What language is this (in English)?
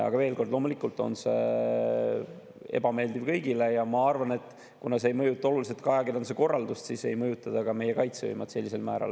Estonian